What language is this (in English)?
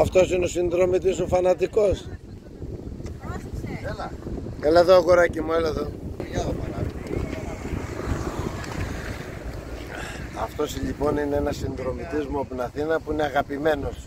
Greek